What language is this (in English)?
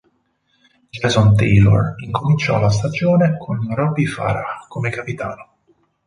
Italian